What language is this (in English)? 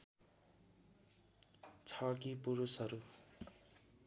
Nepali